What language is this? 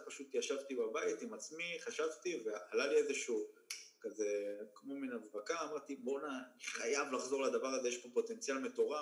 Hebrew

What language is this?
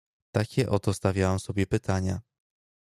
Polish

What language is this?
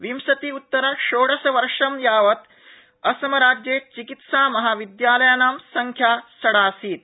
Sanskrit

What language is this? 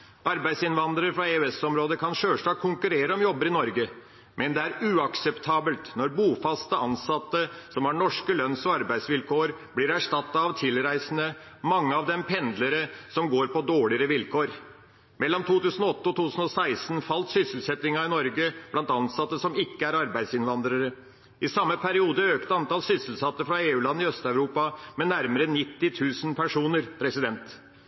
Norwegian Bokmål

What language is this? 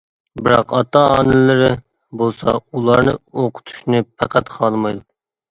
Uyghur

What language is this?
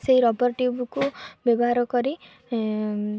Odia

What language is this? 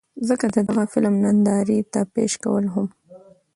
Pashto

